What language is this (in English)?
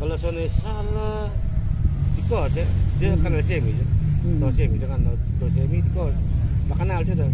Indonesian